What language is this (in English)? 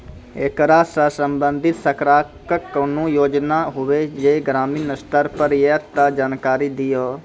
Maithili